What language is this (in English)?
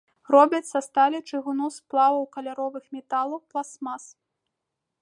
Belarusian